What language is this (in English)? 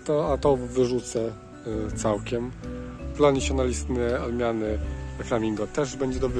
Polish